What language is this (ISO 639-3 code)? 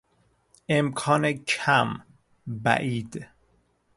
fas